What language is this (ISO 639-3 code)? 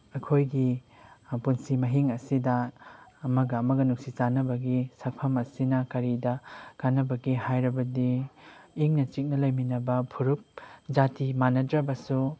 mni